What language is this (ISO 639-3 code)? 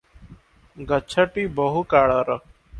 ori